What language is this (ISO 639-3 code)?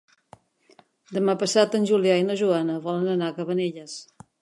cat